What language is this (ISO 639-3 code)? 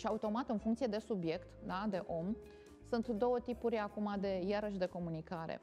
ron